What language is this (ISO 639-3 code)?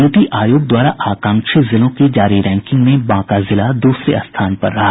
hin